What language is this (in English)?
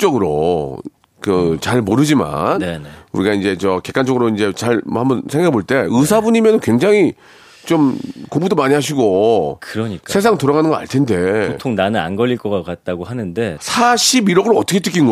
Korean